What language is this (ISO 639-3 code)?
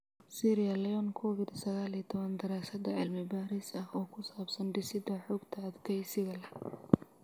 som